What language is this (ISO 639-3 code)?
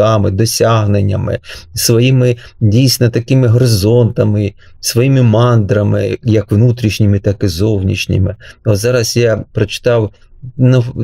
ukr